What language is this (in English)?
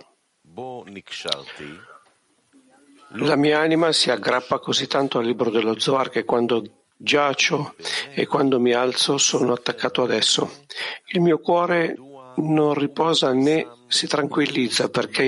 Italian